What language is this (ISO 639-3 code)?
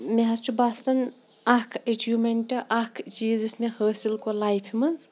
kas